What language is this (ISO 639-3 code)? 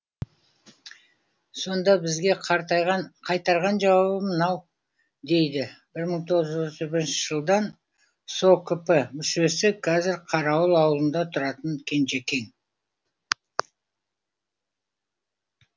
kaz